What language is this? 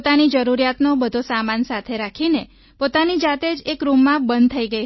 Gujarati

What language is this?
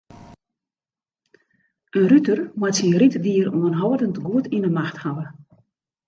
Western Frisian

